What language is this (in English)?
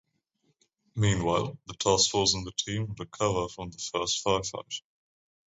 English